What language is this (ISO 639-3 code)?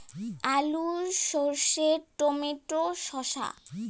ben